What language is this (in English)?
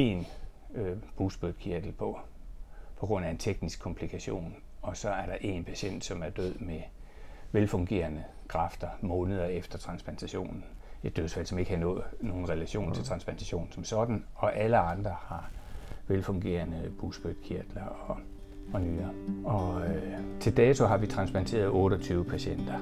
Danish